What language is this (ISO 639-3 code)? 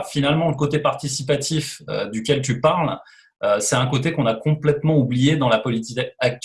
fra